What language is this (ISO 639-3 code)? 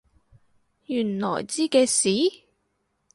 yue